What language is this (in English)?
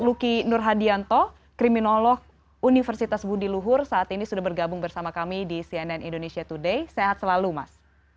Indonesian